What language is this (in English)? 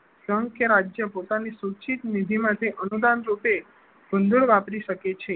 Gujarati